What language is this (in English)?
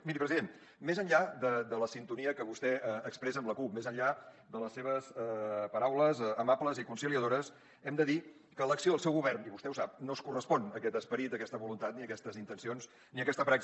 Catalan